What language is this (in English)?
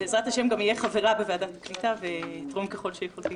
Hebrew